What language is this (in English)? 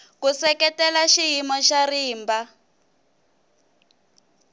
Tsonga